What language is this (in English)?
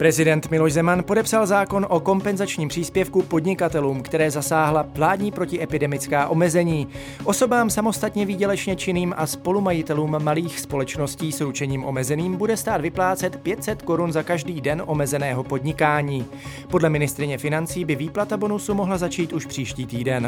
Czech